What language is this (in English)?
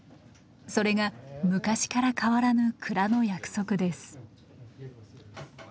Japanese